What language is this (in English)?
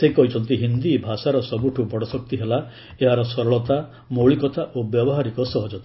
Odia